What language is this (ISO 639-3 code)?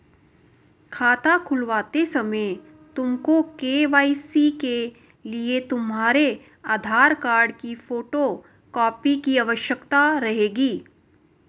hin